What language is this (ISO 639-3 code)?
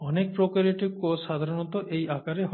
ben